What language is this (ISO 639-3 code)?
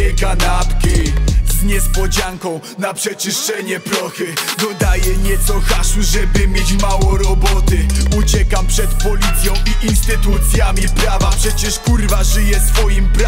pol